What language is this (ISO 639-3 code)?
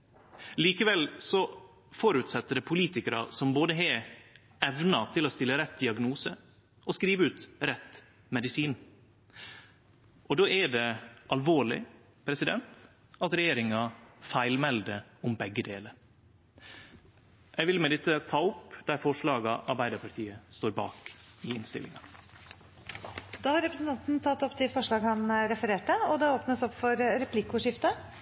nor